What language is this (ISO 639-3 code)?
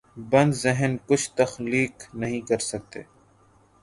urd